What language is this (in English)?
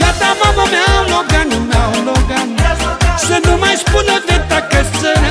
Romanian